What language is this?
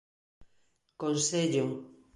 Galician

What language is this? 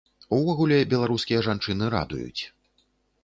Belarusian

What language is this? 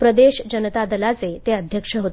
Marathi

